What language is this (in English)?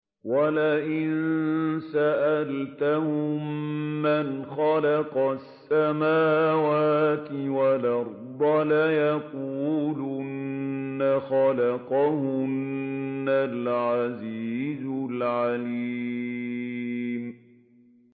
Arabic